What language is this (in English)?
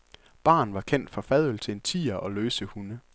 Danish